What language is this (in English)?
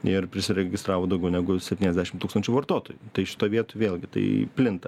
Lithuanian